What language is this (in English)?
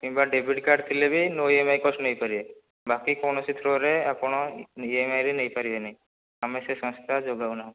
Odia